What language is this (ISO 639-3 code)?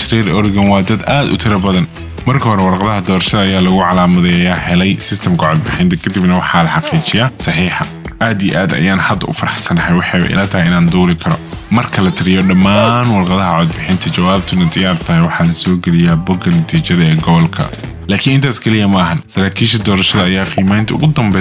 ara